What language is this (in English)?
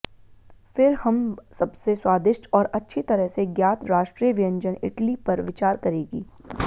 Hindi